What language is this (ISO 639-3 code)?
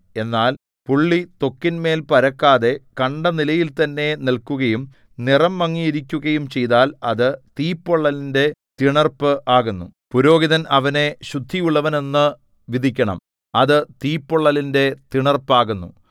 mal